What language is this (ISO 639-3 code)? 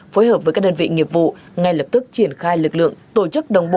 vie